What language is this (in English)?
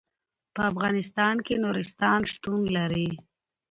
Pashto